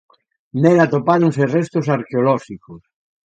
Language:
Galician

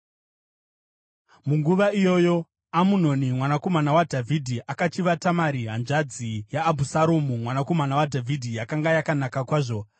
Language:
Shona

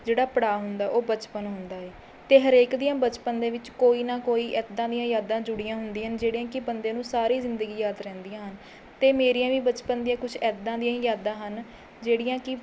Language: Punjabi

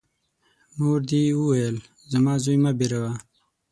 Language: Pashto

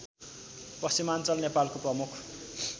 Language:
Nepali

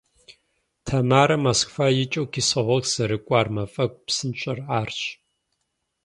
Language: Kabardian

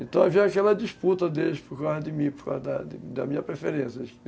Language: Portuguese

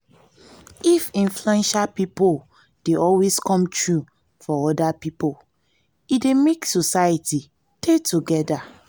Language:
Nigerian Pidgin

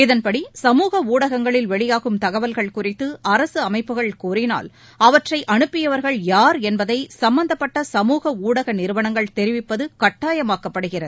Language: Tamil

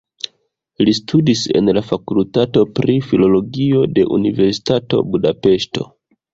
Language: Esperanto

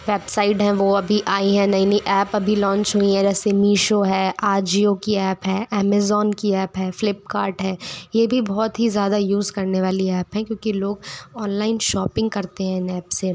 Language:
Hindi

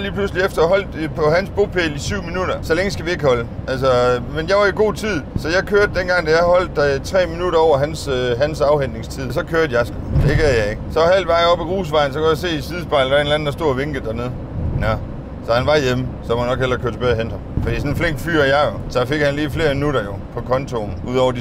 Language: Danish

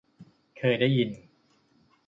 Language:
Thai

